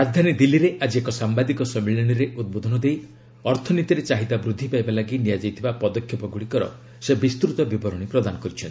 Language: Odia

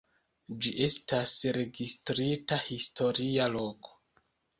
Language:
Esperanto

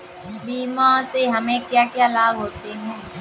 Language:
Hindi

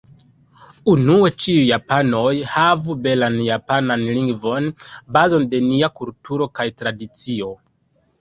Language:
Esperanto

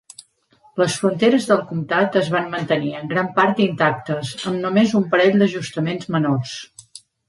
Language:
Catalan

